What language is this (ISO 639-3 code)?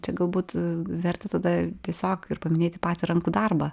lit